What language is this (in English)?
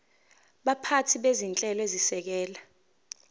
Zulu